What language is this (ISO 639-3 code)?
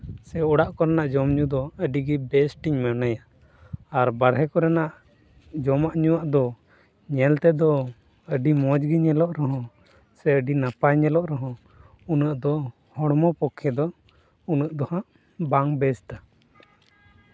sat